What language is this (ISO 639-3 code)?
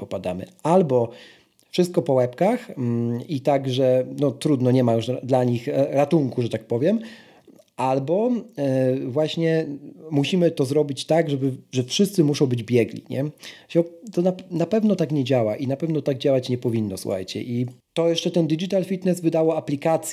pol